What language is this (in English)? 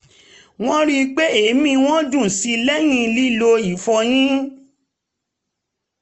Yoruba